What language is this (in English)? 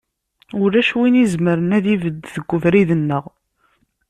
Kabyle